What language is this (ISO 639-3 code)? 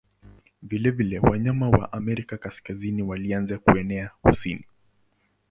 swa